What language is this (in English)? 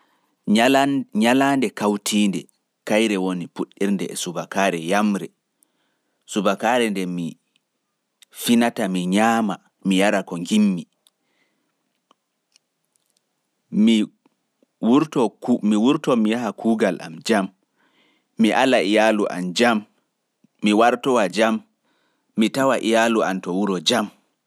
Fula